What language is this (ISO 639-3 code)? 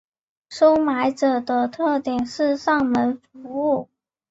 zho